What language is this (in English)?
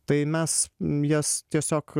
Lithuanian